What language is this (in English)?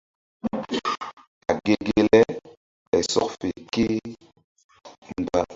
Mbum